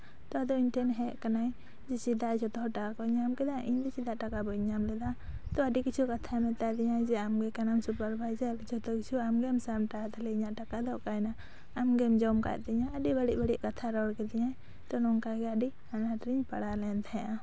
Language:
Santali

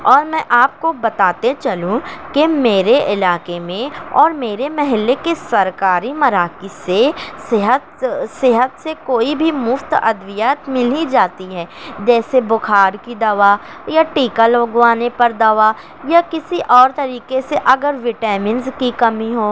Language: Urdu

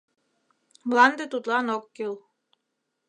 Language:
Mari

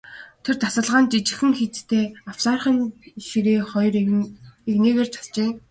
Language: Mongolian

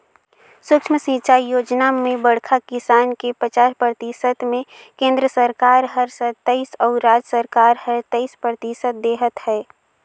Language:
Chhattisgarhi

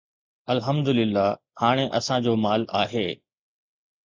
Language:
Sindhi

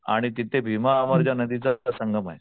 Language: Marathi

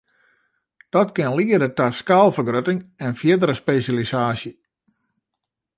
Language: Western Frisian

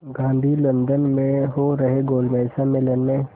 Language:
Hindi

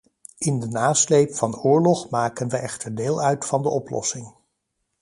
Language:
Dutch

